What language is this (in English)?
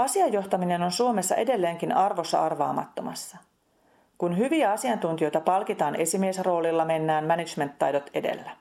Finnish